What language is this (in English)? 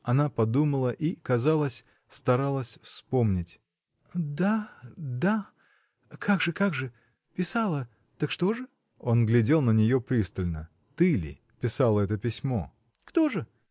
Russian